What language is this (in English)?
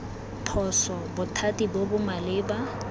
Tswana